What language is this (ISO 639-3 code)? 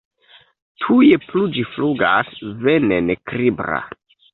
epo